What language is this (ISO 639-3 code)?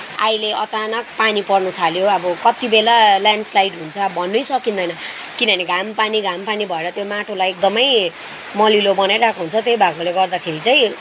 nep